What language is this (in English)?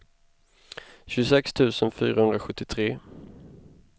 Swedish